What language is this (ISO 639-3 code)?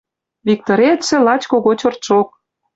mrj